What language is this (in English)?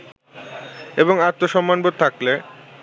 Bangla